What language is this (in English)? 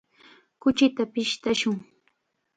Chiquián Ancash Quechua